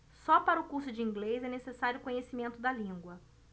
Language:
Portuguese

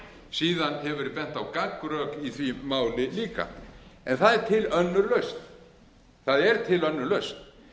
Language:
Icelandic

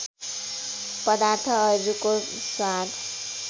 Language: Nepali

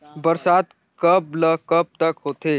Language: Chhattisgarhi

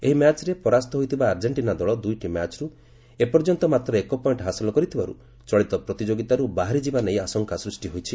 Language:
Odia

